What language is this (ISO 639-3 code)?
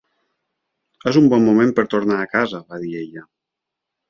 cat